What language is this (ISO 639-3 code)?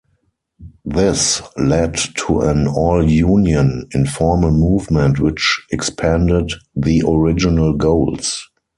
eng